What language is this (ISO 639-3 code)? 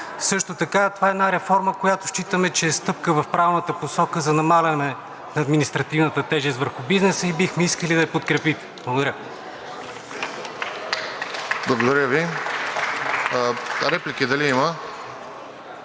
bul